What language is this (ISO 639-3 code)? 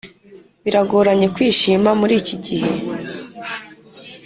kin